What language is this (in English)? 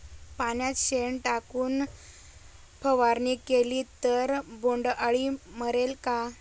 Marathi